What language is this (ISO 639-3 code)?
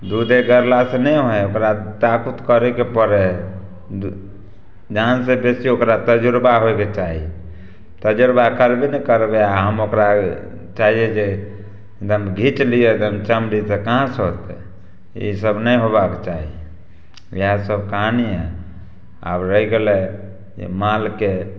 mai